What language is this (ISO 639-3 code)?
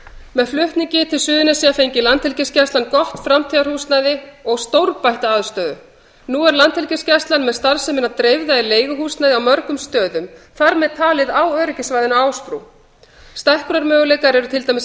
isl